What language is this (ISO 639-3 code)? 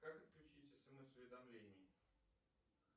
rus